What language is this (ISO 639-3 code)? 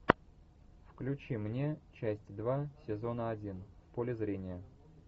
rus